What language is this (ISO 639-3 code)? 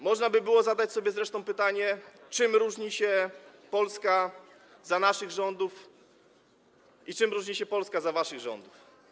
pol